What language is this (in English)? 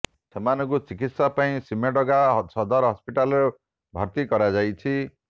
Odia